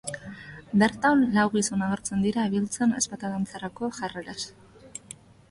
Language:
Basque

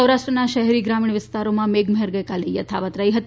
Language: Gujarati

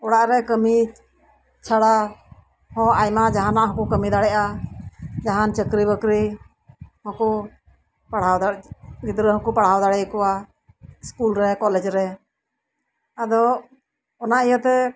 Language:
Santali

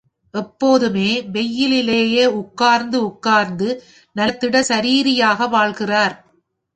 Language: Tamil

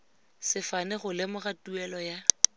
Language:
Tswana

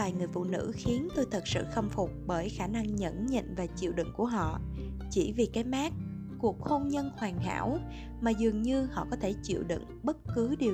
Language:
Vietnamese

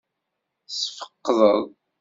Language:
Kabyle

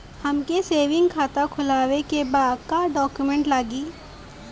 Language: Bhojpuri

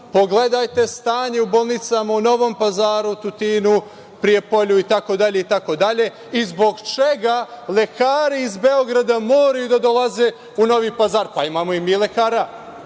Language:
Serbian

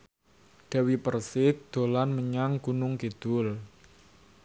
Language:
Javanese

